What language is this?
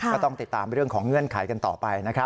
Thai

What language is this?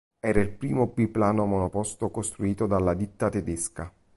Italian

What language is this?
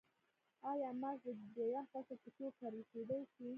Pashto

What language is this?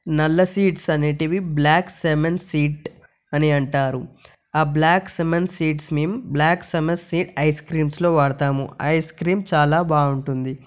Telugu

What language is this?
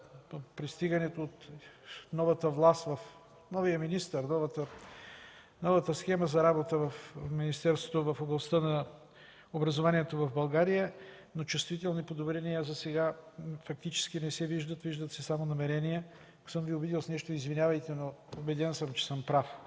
Bulgarian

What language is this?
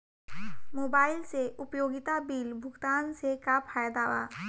Bhojpuri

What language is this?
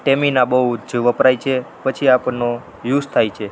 Gujarati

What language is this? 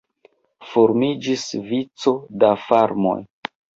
Esperanto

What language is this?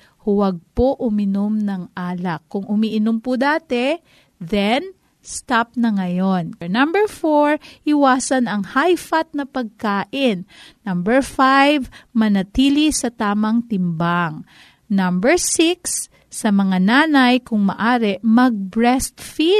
Filipino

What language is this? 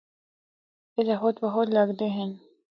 Northern Hindko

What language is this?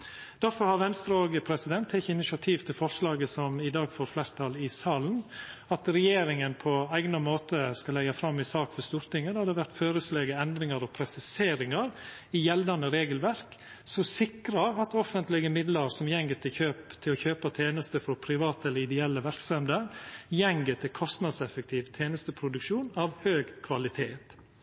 Norwegian Nynorsk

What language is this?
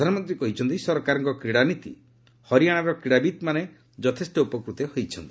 Odia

